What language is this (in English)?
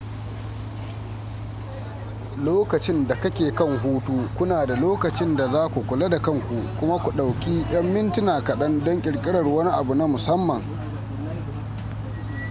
Hausa